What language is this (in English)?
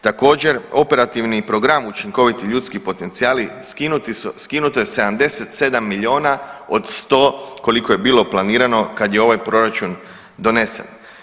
Croatian